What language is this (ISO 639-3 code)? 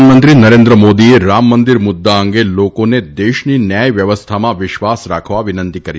guj